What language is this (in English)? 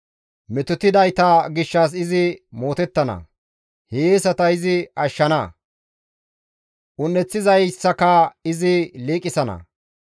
Gamo